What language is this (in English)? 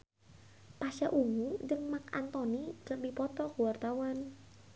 Sundanese